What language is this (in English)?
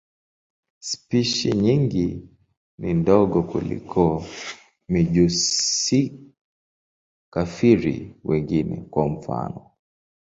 Swahili